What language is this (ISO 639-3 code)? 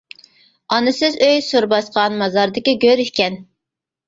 uig